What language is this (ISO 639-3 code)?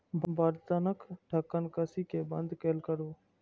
mai